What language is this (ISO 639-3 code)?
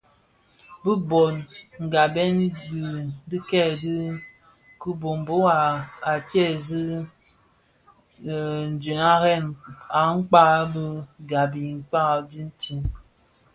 ksf